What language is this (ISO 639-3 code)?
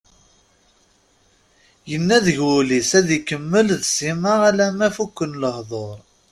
kab